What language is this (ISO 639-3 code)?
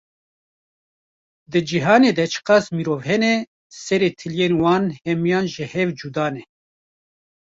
kur